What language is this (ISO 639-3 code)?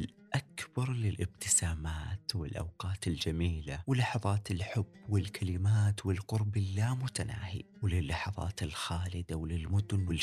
ara